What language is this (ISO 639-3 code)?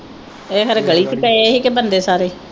pan